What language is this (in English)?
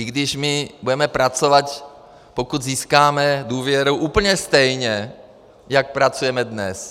Czech